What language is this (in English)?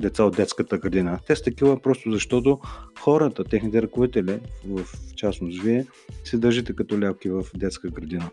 Bulgarian